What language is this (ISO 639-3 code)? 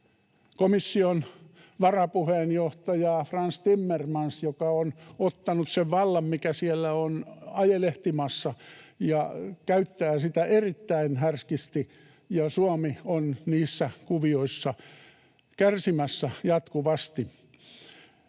fin